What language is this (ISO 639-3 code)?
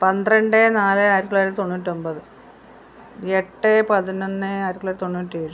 mal